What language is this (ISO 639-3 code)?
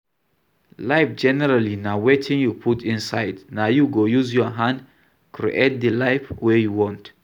pcm